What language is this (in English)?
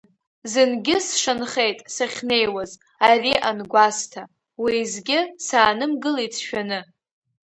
Abkhazian